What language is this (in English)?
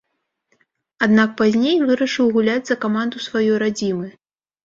Belarusian